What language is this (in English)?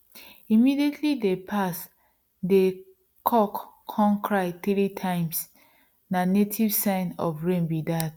Nigerian Pidgin